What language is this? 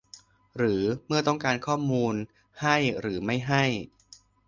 Thai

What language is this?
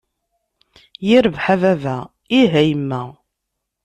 Kabyle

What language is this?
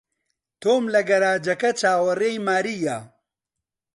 Central Kurdish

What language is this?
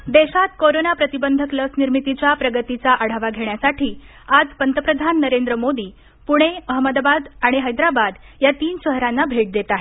Marathi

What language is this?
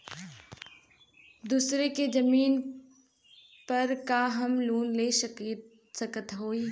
Bhojpuri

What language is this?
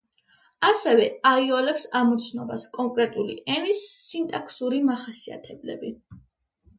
Georgian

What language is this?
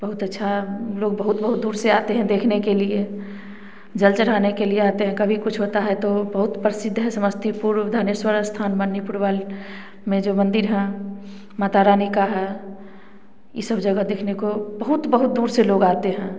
Hindi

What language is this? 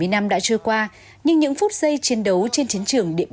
Vietnamese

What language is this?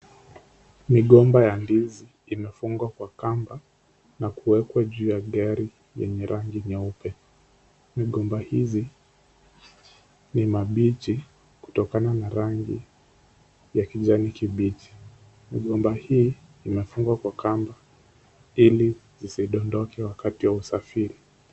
Swahili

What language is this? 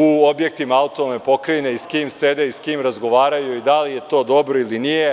Serbian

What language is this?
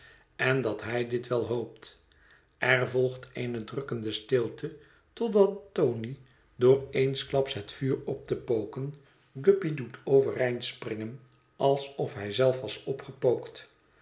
Dutch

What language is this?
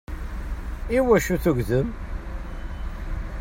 Kabyle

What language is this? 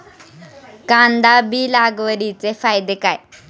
Marathi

